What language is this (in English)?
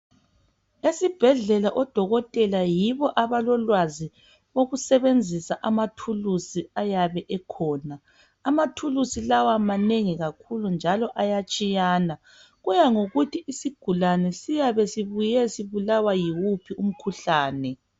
North Ndebele